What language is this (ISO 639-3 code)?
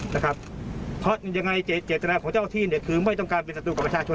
tha